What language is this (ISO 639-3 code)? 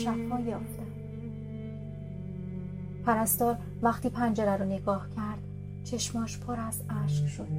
fas